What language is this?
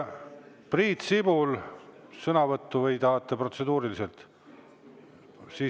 Estonian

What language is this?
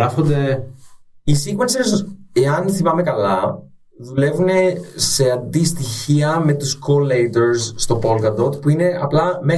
Greek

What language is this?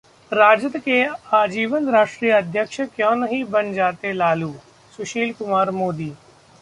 Hindi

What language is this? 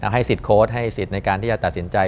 Thai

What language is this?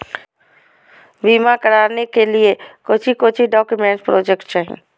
Magahi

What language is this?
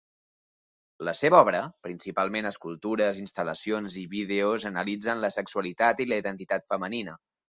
Catalan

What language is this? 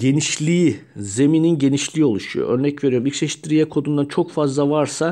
Turkish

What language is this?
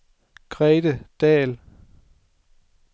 Danish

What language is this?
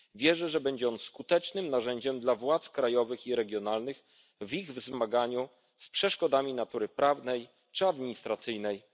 Polish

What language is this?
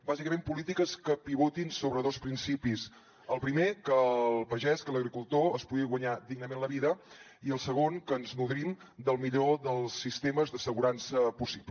Catalan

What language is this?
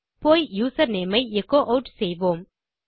Tamil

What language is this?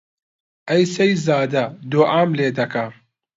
Central Kurdish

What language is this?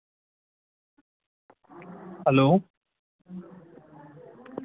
Dogri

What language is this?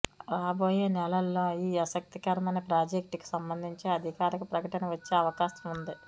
Telugu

